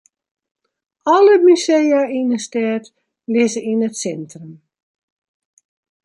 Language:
Western Frisian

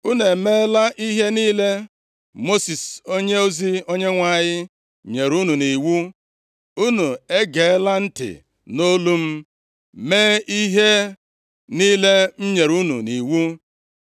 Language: Igbo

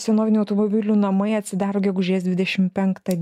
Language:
Lithuanian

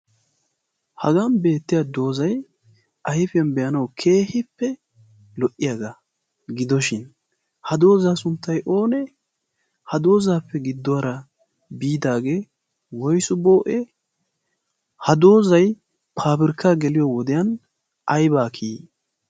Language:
Wolaytta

